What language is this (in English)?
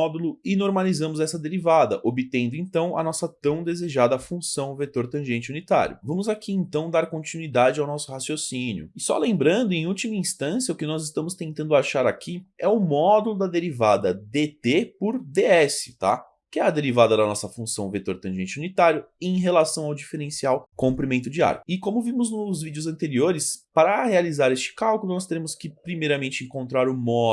Portuguese